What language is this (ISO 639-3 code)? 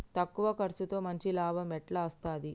tel